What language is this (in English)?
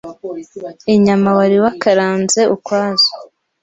Kinyarwanda